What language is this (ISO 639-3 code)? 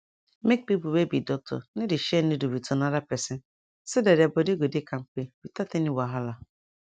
pcm